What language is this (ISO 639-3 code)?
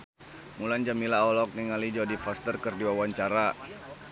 sun